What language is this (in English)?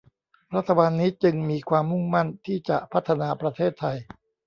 Thai